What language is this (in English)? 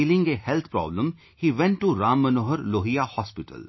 English